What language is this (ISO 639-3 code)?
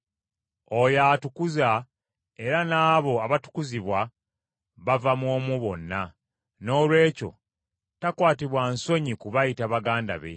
lug